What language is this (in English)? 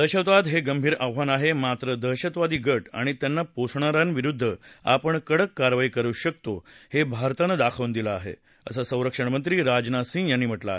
Marathi